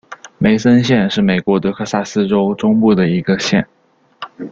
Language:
Chinese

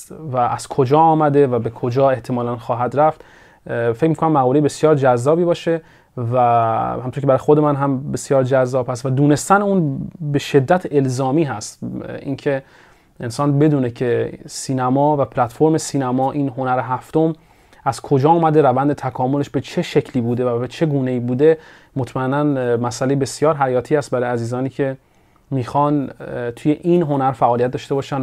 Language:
Persian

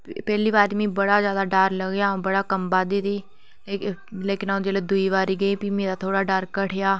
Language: Dogri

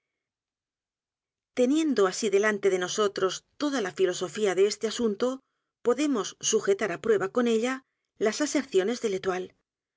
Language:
Spanish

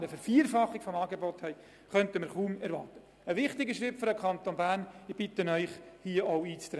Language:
Swiss German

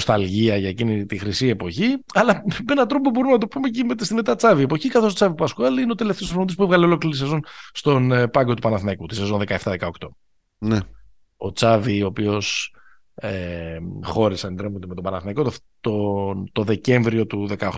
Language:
Greek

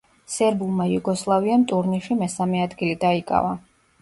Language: Georgian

